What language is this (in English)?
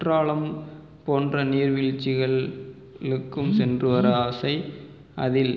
Tamil